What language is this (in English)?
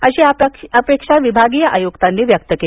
Marathi